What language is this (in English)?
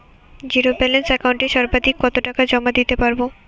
Bangla